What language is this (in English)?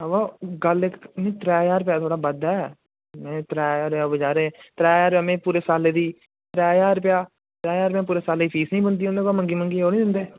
Dogri